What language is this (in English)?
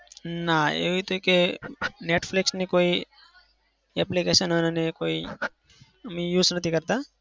Gujarati